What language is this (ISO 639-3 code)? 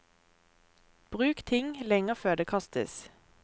nor